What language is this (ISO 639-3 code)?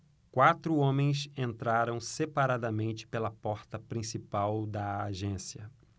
por